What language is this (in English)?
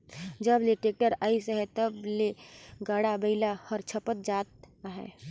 Chhattisgarhi